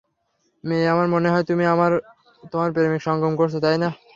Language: Bangla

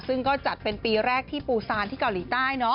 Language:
Thai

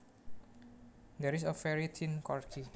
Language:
Javanese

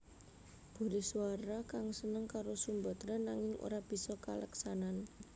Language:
Javanese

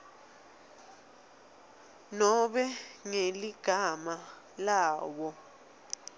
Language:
Swati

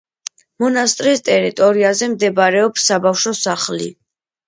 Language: Georgian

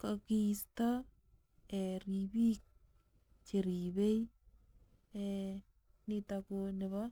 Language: Kalenjin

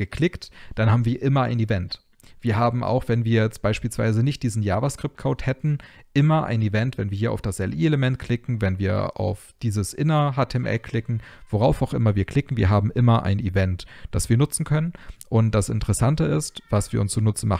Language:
German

